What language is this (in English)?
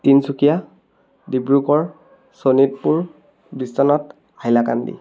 Assamese